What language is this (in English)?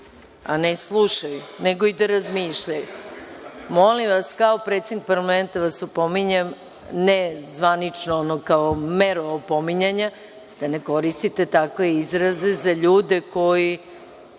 Serbian